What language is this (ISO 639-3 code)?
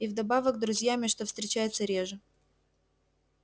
rus